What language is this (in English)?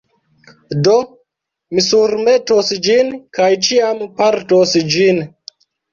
Esperanto